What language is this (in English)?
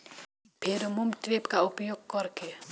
Bhojpuri